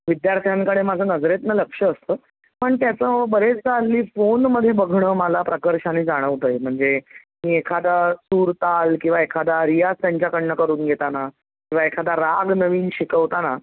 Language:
Marathi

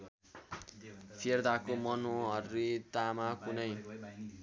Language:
Nepali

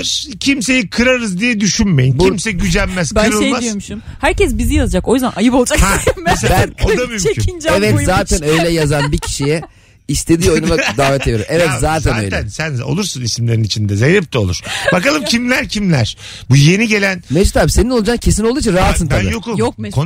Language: Turkish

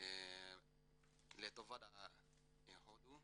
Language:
Hebrew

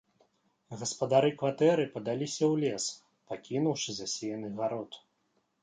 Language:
Belarusian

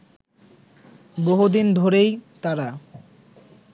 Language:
Bangla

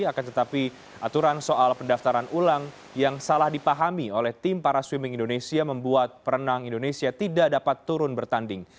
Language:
Indonesian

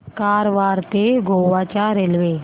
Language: Marathi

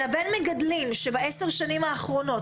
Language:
Hebrew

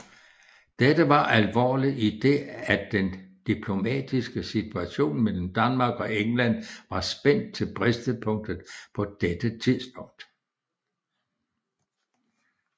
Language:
Danish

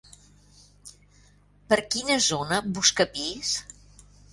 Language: Catalan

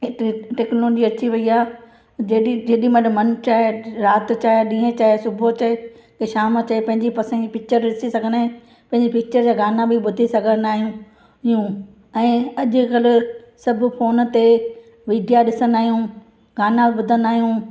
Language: Sindhi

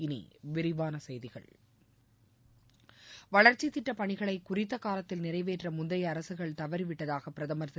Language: Tamil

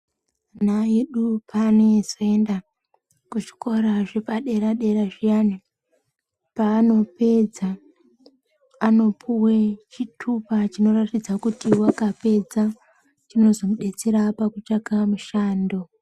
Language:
Ndau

